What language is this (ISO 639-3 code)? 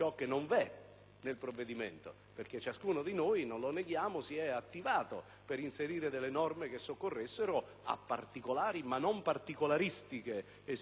ita